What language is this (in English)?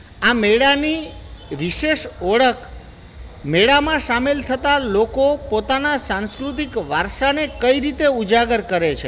Gujarati